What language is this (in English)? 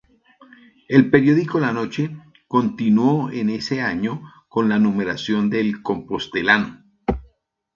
Spanish